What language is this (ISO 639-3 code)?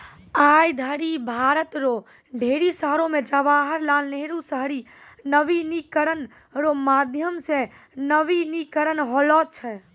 mai